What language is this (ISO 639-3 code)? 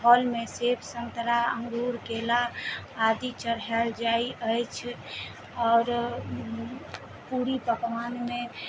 mai